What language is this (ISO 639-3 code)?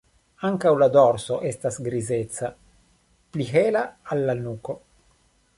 epo